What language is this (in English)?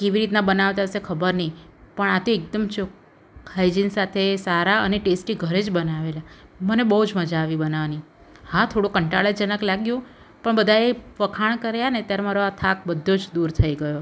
Gujarati